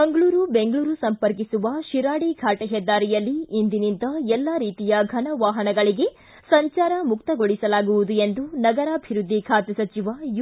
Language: Kannada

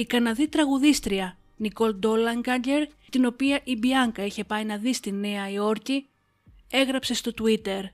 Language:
Greek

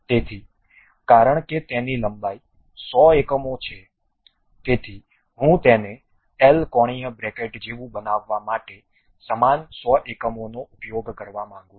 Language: Gujarati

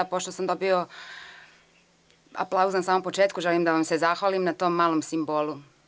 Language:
Serbian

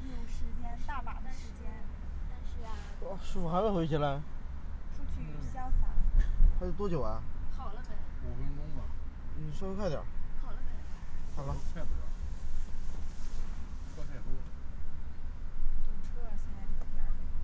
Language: Chinese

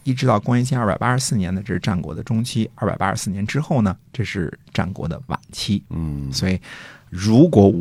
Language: Chinese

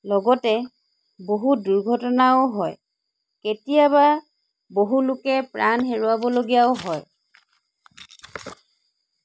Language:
Assamese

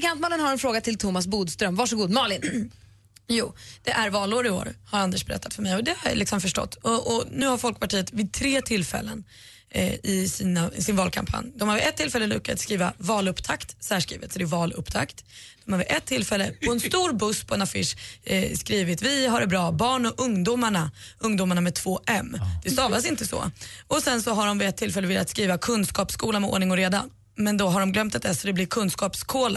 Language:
Swedish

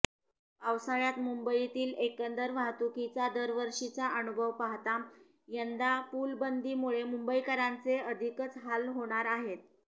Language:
Marathi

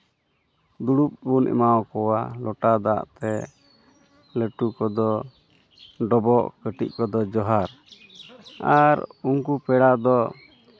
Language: Santali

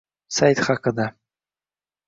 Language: Uzbek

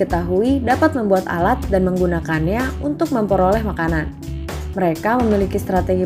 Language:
Indonesian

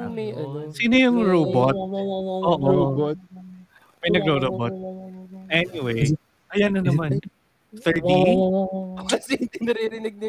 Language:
Filipino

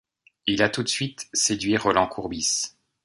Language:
French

